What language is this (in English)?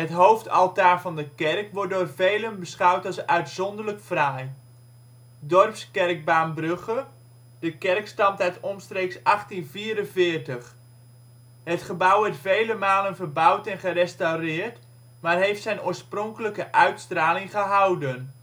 Dutch